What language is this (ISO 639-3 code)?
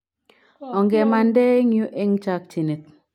kln